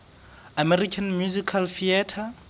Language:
Southern Sotho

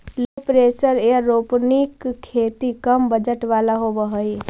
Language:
Magahi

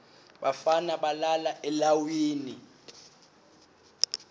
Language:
Swati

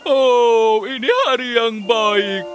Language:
Indonesian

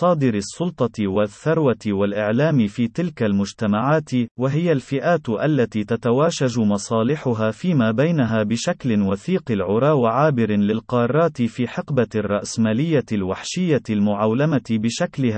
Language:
Arabic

